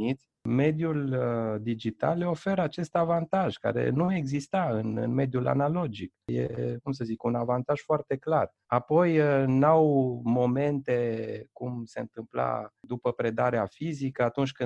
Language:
Romanian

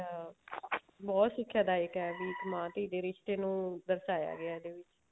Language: Punjabi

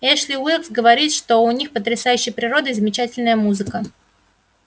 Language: Russian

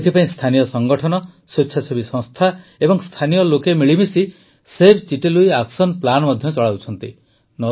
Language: Odia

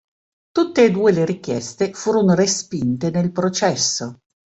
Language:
Italian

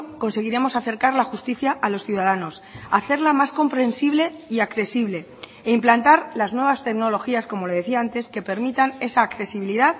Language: Spanish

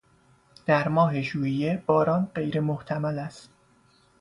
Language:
Persian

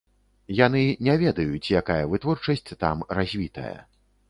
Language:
Belarusian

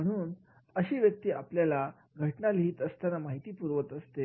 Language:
Marathi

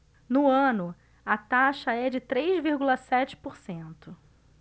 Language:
Portuguese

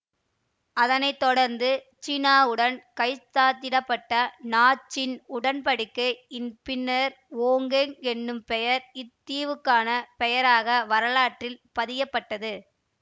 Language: Tamil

